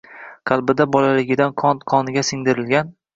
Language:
Uzbek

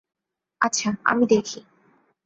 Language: Bangla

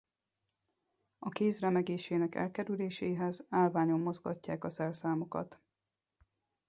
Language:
Hungarian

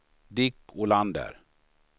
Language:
Swedish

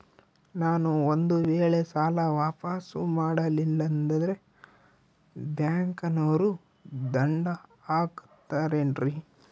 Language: Kannada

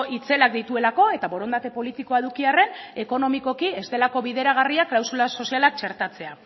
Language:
Basque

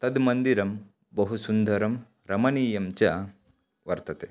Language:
Sanskrit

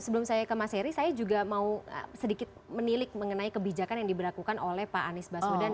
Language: Indonesian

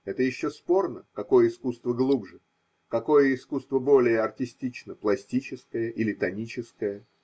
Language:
Russian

